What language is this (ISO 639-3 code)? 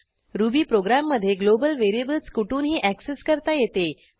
mar